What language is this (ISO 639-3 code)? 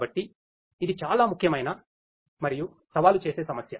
tel